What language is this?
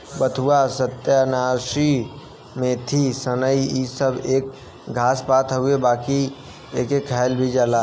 Bhojpuri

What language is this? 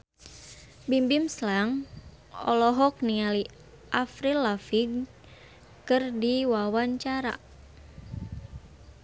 Sundanese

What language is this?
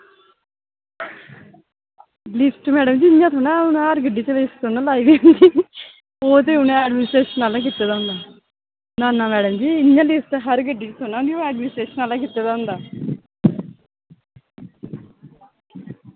Dogri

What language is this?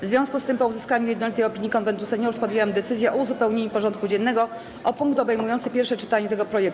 Polish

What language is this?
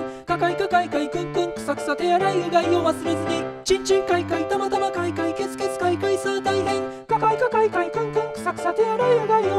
Japanese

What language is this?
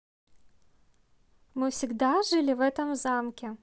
Russian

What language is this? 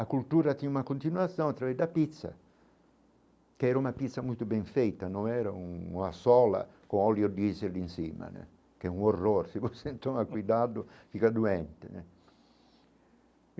Portuguese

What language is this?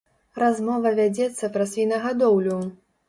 Belarusian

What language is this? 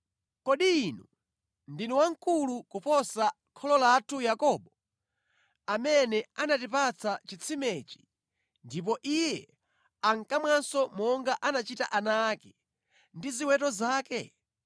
Nyanja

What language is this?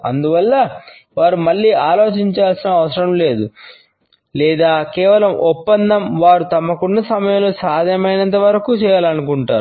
Telugu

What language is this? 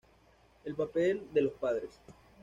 Spanish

